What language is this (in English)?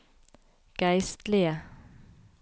Norwegian